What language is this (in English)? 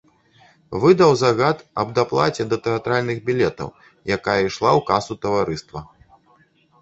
Belarusian